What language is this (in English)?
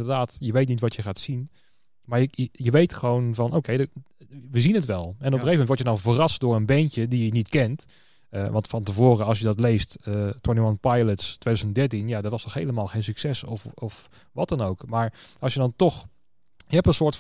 Dutch